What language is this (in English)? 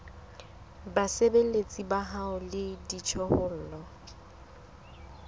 Southern Sotho